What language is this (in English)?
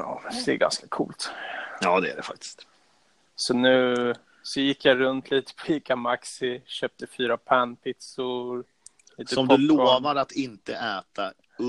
Swedish